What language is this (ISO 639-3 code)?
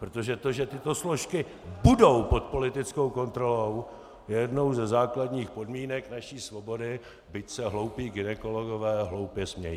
ces